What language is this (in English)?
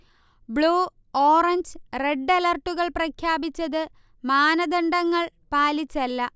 Malayalam